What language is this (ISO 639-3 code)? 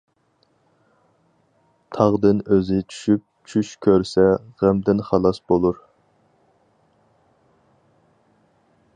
uig